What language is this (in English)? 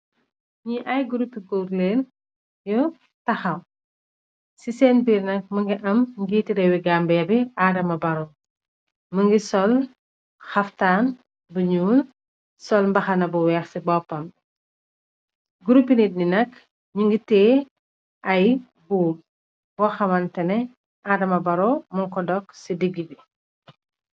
Wolof